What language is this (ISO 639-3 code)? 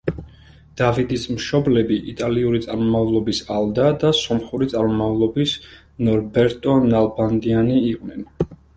kat